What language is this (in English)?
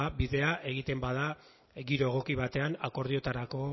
Basque